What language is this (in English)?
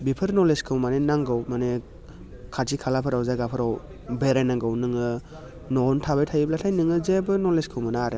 Bodo